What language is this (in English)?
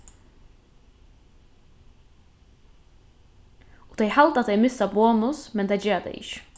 Faroese